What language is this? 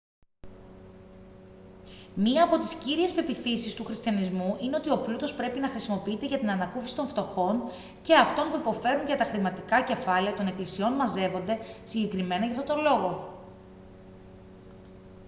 Greek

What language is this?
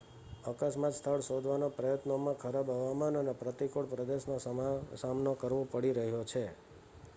Gujarati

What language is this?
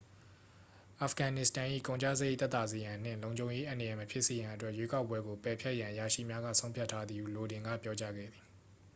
Burmese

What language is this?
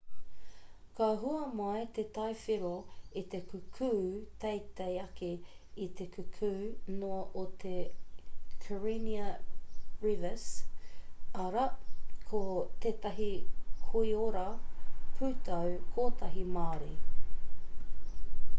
Māori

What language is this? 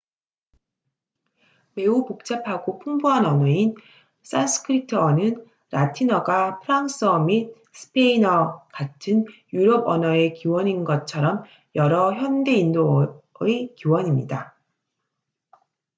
Korean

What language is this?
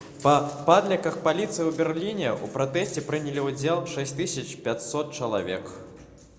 Belarusian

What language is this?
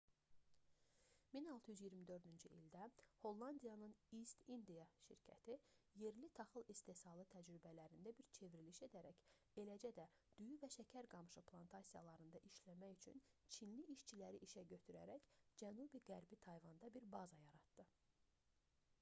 Azerbaijani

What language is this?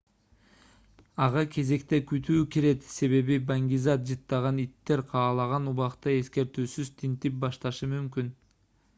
Kyrgyz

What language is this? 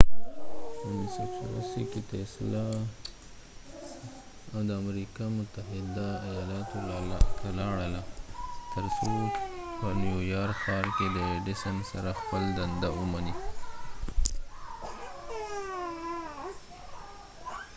Pashto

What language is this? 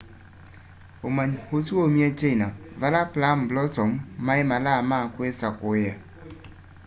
Kamba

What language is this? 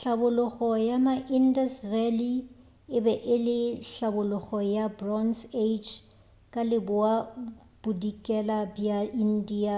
Northern Sotho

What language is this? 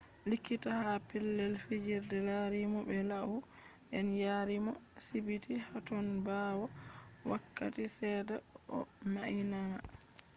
Fula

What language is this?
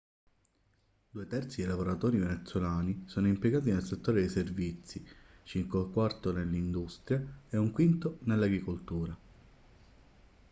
Italian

